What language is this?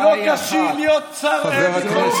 Hebrew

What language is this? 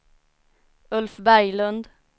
Swedish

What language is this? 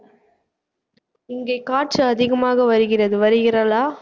Tamil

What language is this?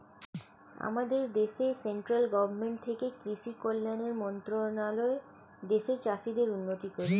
Bangla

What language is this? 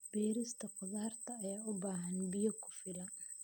Somali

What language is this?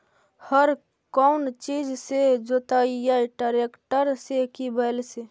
Magahi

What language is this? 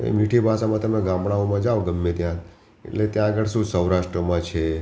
Gujarati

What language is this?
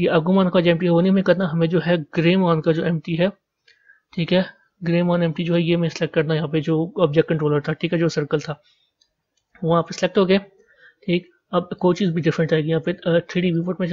Hindi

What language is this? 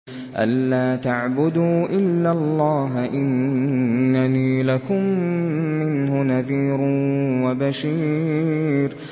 Arabic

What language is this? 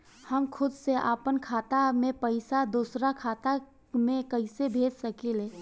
Bhojpuri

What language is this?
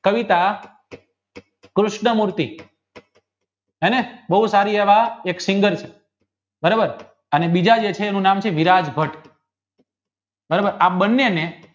Gujarati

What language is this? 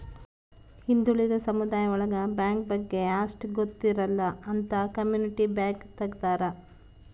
Kannada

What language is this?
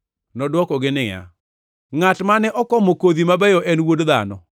Luo (Kenya and Tanzania)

